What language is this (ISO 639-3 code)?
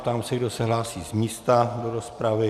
ces